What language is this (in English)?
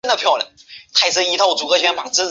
Chinese